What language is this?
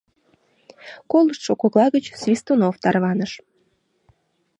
Mari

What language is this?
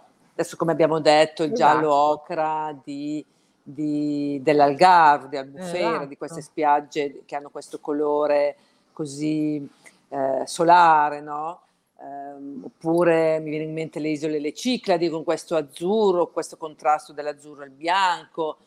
Italian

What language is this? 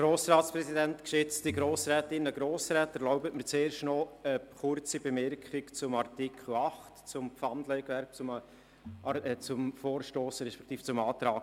Swiss German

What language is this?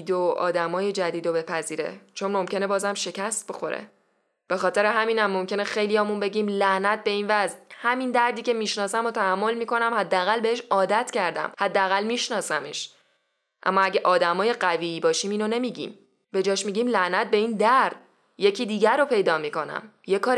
Persian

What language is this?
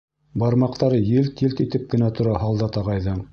Bashkir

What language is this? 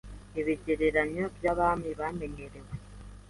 Kinyarwanda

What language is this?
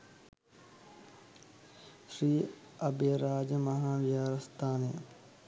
Sinhala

